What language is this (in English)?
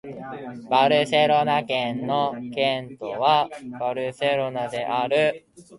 Japanese